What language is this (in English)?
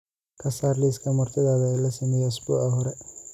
Somali